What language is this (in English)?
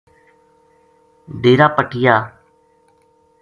Gujari